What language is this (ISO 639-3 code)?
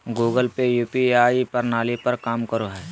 mag